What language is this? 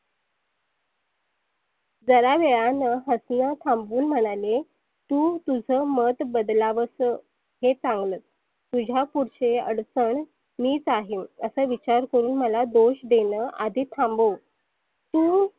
Marathi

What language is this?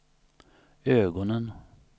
Swedish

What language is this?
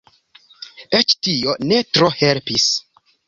Esperanto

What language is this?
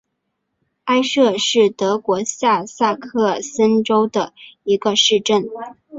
Chinese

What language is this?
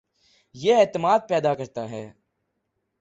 Urdu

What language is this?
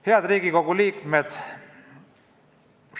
Estonian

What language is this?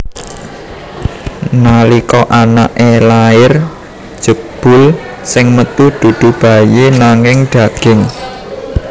Javanese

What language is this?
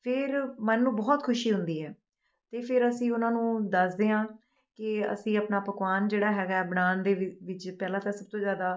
Punjabi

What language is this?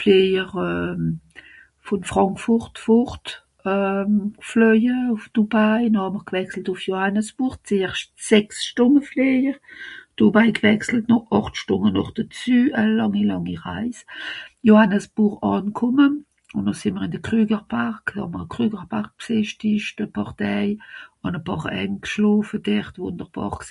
Swiss German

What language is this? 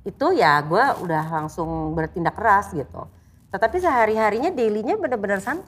Indonesian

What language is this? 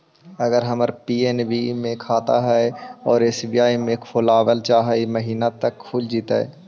Magahi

